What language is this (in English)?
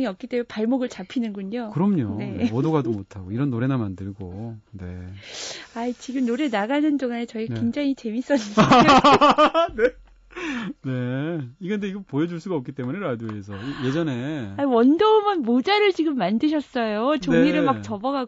Korean